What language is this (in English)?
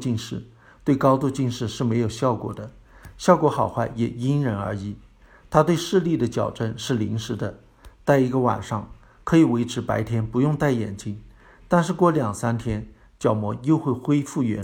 Chinese